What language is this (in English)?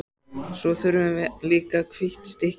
Icelandic